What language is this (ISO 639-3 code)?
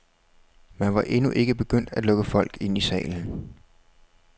dan